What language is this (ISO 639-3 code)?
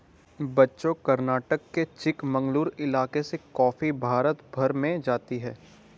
hin